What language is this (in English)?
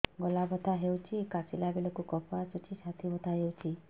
Odia